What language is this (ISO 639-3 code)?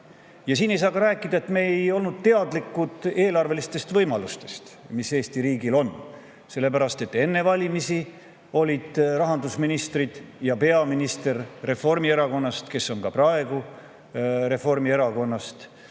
est